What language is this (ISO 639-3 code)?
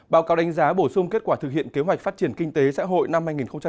vie